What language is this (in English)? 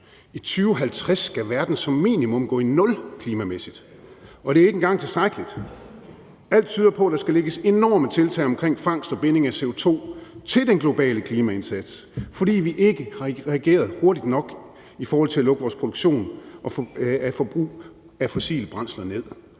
Danish